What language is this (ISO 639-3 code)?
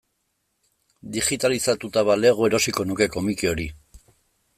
eus